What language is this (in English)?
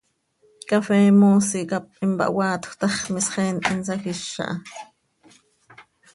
Seri